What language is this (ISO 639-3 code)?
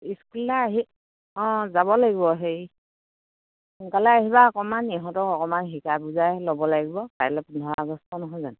asm